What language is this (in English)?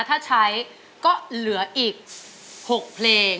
Thai